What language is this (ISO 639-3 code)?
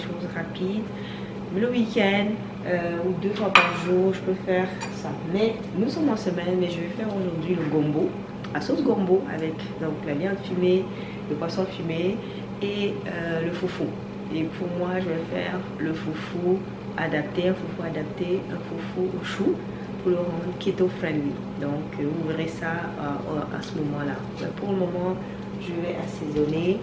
fra